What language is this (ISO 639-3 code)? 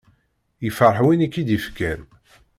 kab